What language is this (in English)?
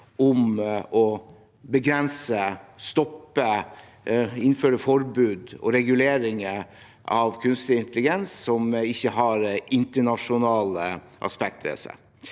Norwegian